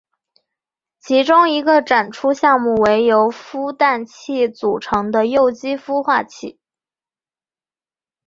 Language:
Chinese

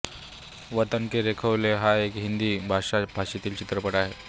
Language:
Marathi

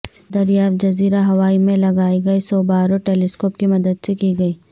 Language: Urdu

